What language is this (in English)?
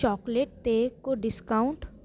Sindhi